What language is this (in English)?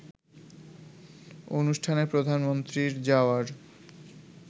Bangla